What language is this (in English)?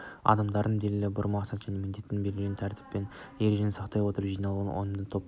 Kazakh